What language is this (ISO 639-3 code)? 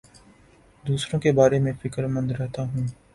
urd